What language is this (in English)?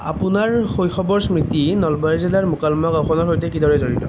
Assamese